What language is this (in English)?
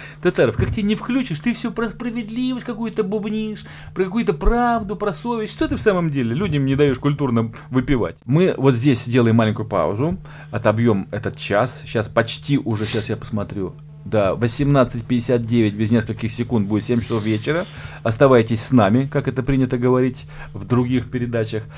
Russian